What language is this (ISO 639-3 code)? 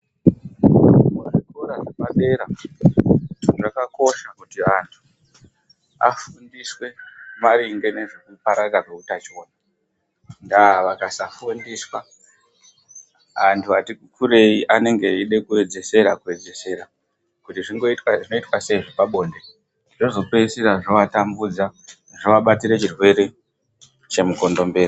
ndc